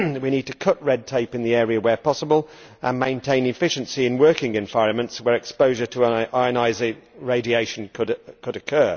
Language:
English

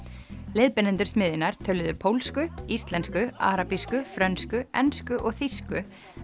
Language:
Icelandic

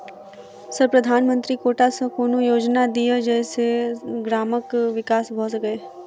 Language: Maithili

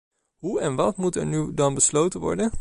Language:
Dutch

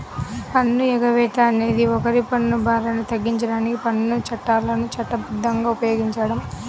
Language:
Telugu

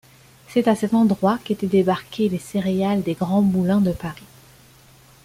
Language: French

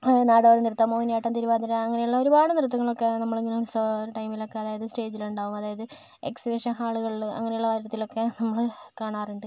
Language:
Malayalam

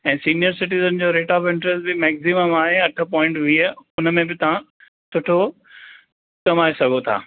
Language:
Sindhi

